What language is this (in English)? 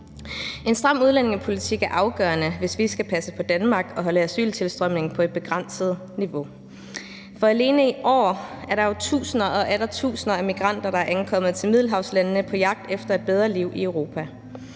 Danish